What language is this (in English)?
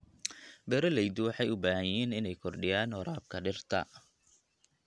Somali